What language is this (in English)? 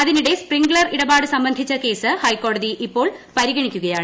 Malayalam